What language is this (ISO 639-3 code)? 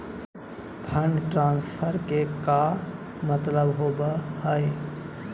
mag